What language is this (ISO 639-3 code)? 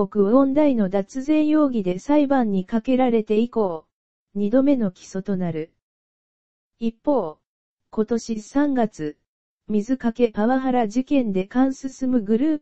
jpn